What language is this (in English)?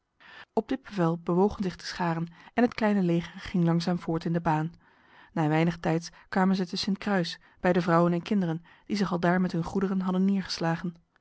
Dutch